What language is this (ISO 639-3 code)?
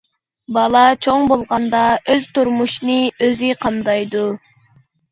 uig